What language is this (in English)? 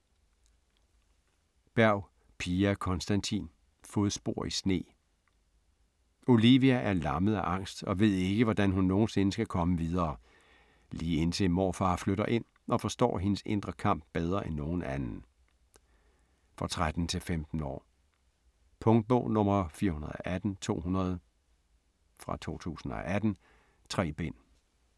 Danish